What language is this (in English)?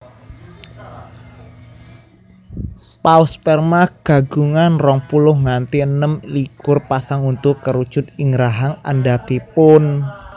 Javanese